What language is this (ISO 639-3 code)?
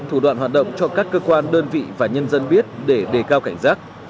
vie